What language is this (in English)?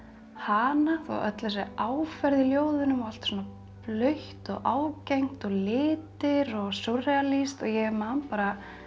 Icelandic